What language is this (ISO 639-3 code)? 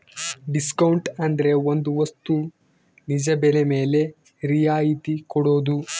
kan